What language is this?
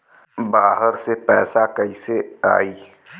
Bhojpuri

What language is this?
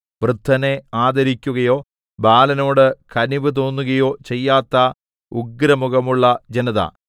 Malayalam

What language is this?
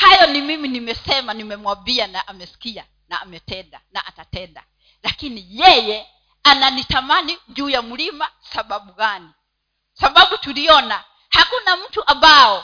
Swahili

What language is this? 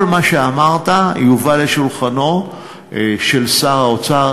Hebrew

